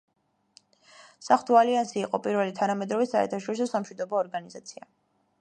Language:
Georgian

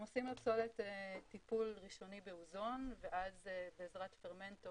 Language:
Hebrew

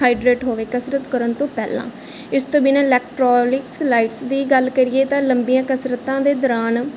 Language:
Punjabi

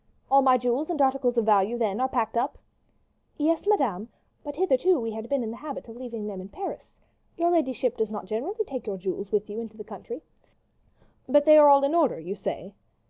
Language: English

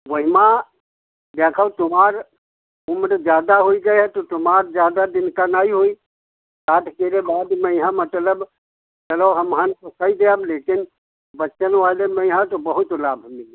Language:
Hindi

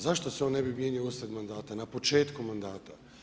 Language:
Croatian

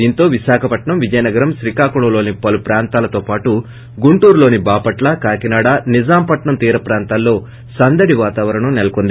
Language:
Telugu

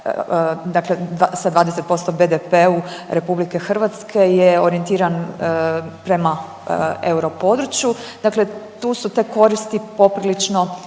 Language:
Croatian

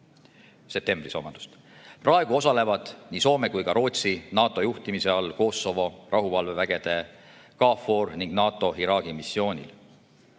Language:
Estonian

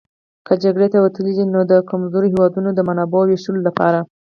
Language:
Pashto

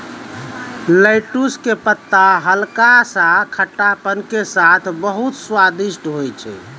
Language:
Maithili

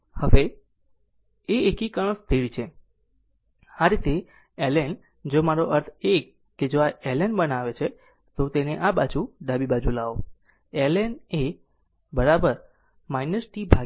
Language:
Gujarati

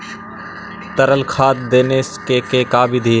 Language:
Magahi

